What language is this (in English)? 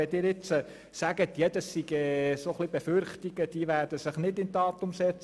Swiss German